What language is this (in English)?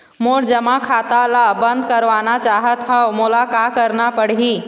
Chhattisgarhi